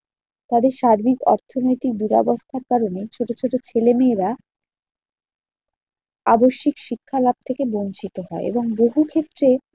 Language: Bangla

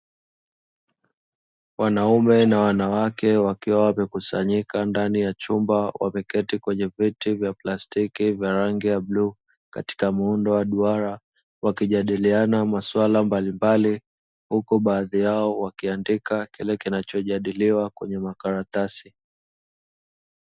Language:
Swahili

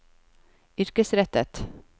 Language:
Norwegian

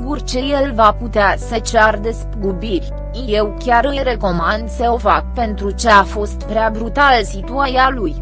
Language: Romanian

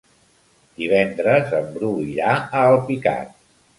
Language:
Catalan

